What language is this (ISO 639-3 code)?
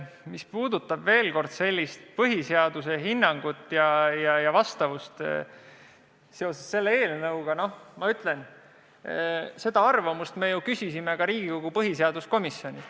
est